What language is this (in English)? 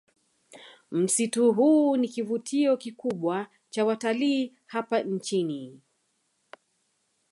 Swahili